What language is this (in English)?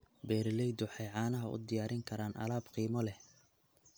Somali